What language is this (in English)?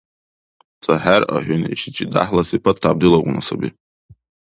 Dargwa